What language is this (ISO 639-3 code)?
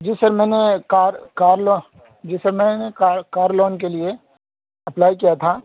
urd